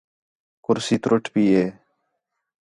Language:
Khetrani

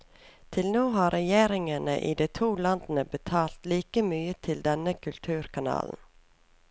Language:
Norwegian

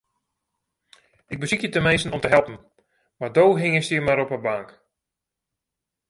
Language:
Western Frisian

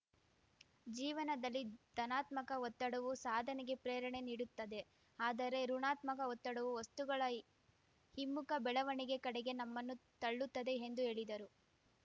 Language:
Kannada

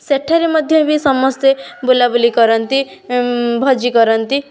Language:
Odia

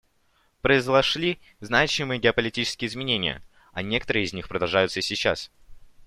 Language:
Russian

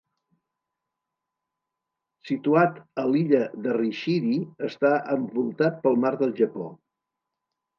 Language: Catalan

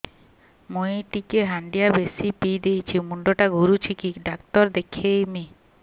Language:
Odia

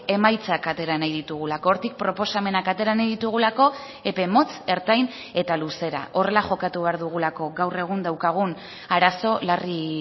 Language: Basque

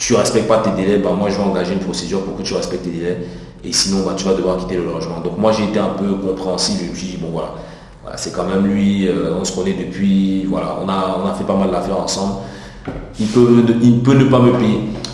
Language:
French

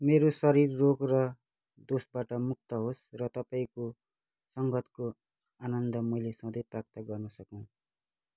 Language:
Nepali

